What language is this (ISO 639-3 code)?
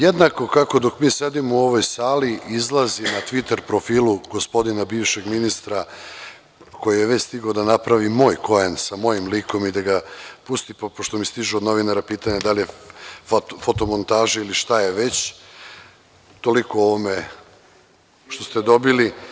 srp